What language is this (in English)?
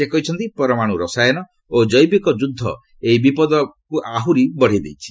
Odia